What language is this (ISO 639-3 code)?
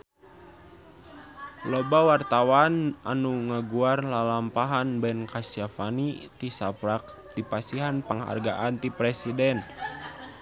sun